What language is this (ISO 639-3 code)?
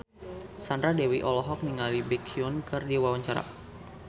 sun